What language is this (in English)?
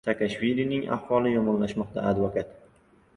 Uzbek